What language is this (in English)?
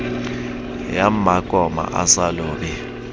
Southern Sotho